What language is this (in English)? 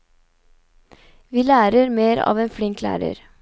Norwegian